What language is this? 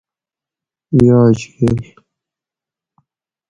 Gawri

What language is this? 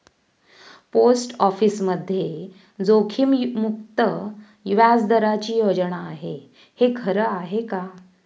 Marathi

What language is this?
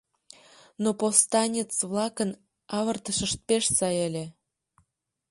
Mari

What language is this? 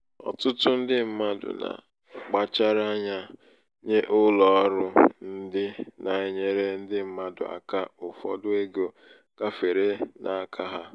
Igbo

